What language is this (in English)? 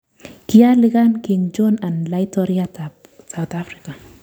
Kalenjin